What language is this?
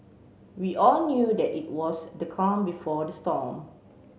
English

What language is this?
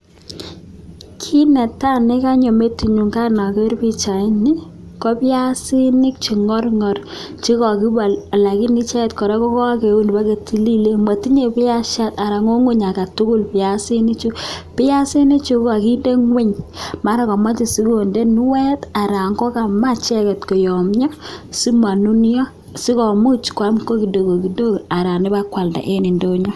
Kalenjin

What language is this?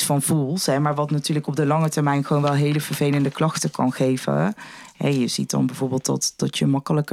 Dutch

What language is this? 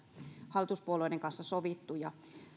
Finnish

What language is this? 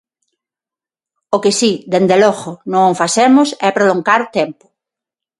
Galician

